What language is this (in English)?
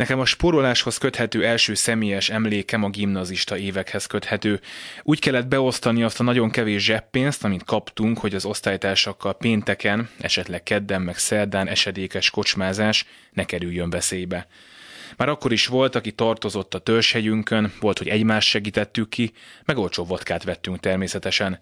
Hungarian